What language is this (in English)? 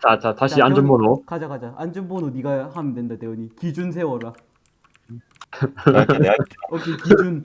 Korean